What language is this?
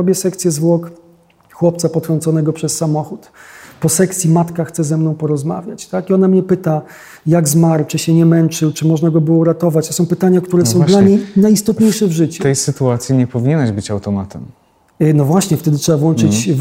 Polish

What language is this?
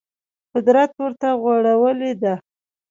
Pashto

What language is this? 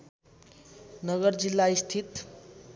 Nepali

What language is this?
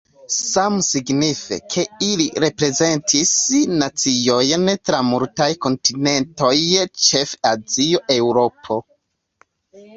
Esperanto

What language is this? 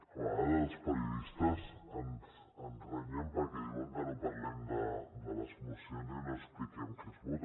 Catalan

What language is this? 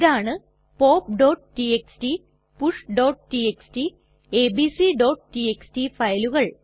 Malayalam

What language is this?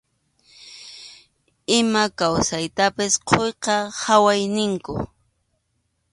Arequipa-La Unión Quechua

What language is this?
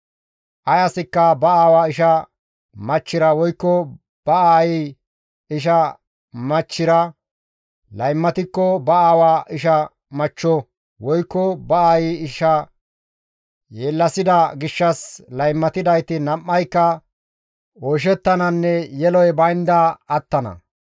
Gamo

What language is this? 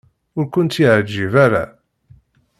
Kabyle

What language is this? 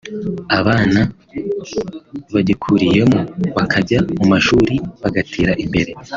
Kinyarwanda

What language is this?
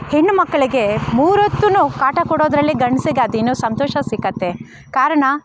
Kannada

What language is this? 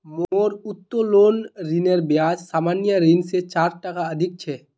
Magahi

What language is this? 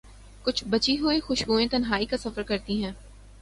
Urdu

